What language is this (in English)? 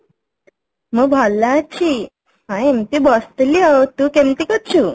Odia